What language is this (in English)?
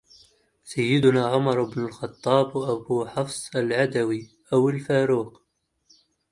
Arabic